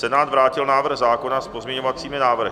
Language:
Czech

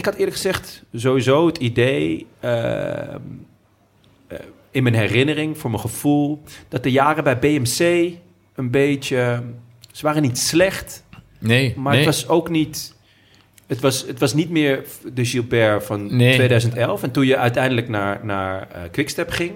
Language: Dutch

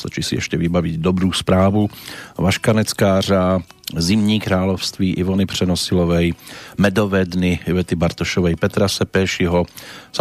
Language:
Slovak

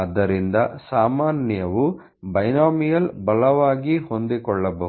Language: Kannada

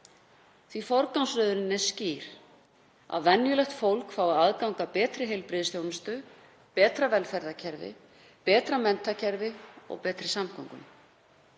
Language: Icelandic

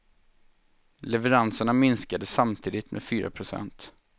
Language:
Swedish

